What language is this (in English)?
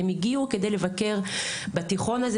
Hebrew